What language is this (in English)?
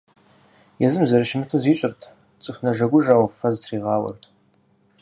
Kabardian